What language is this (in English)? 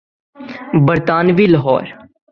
Urdu